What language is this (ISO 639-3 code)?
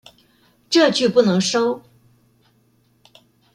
zho